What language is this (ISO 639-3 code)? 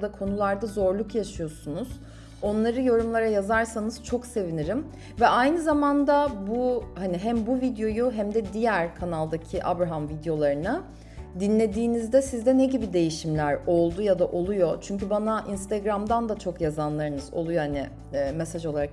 tur